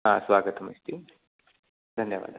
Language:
Sanskrit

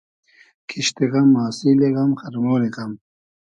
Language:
Hazaragi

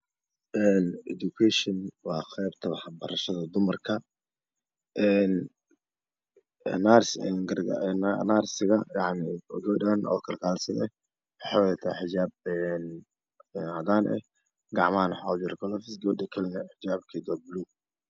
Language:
Somali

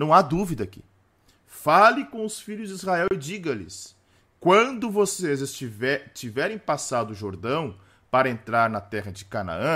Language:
Portuguese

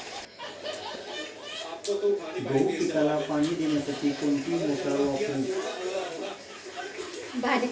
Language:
Marathi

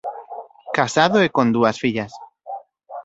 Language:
Galician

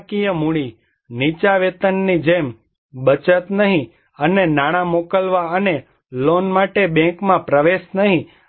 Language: Gujarati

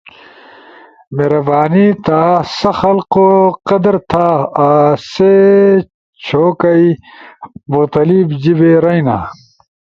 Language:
Ushojo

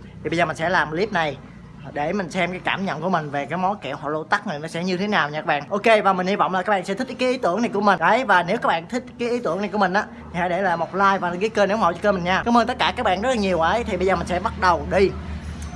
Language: Vietnamese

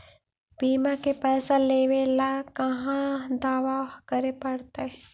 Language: Magahi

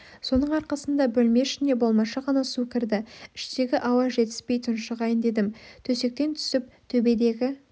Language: Kazakh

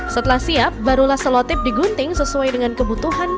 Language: Indonesian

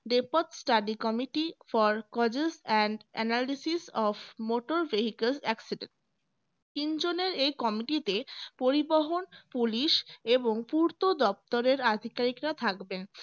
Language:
Bangla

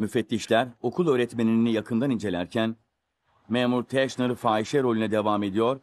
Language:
Turkish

